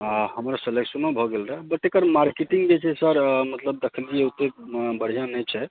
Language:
Maithili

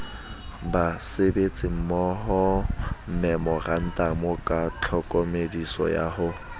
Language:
Southern Sotho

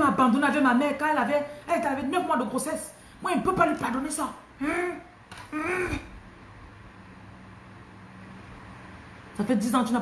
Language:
French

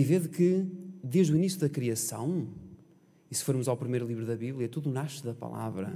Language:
Portuguese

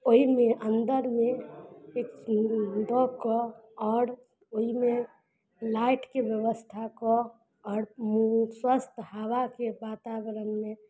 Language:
Maithili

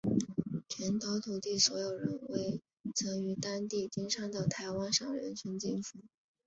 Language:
Chinese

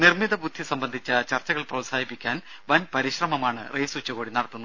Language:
Malayalam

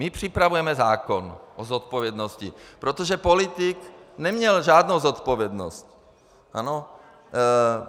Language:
Czech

